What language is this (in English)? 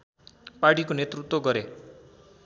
Nepali